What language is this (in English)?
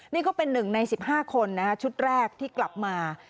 Thai